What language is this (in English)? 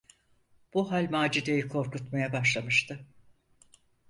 Turkish